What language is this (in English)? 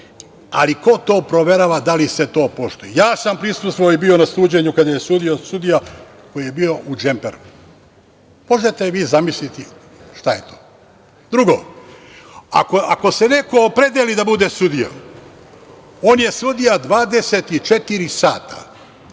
Serbian